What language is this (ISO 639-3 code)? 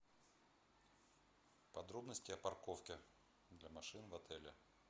rus